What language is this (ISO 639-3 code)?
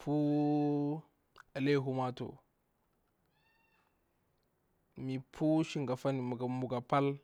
bwr